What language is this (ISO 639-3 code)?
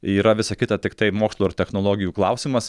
lit